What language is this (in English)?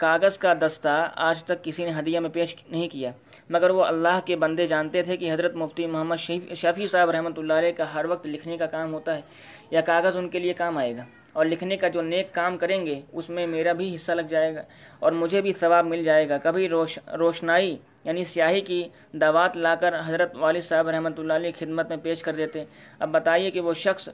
Urdu